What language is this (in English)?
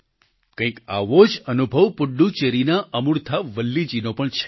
Gujarati